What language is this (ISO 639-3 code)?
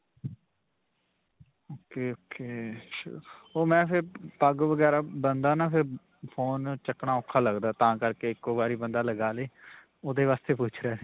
pan